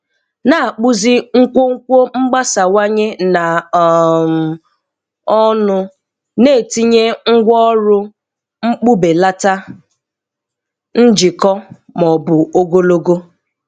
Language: Igbo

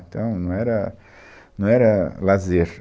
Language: Portuguese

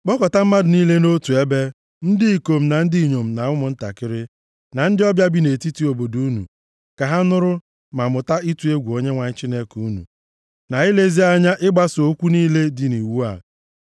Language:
Igbo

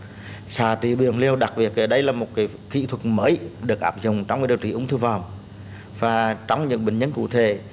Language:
Vietnamese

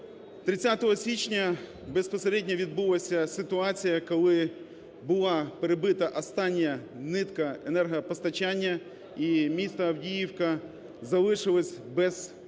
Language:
Ukrainian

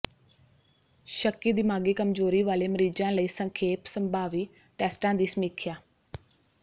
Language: Punjabi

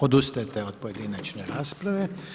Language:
Croatian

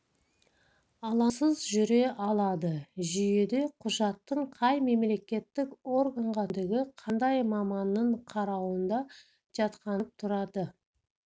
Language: Kazakh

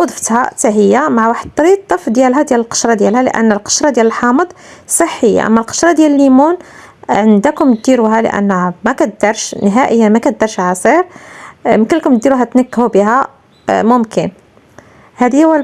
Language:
Arabic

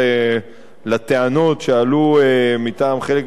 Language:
Hebrew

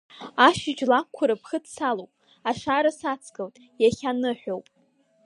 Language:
Abkhazian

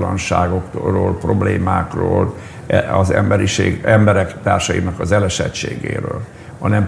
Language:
Hungarian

